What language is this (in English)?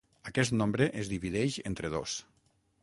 Catalan